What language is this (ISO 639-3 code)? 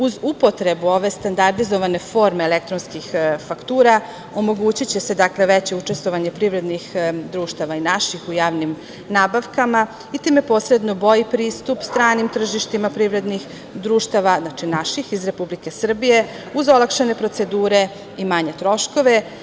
srp